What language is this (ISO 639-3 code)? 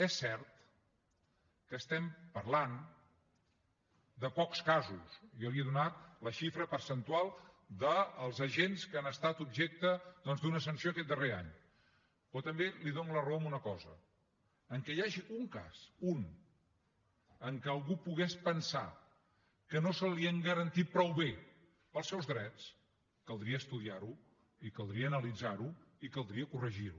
cat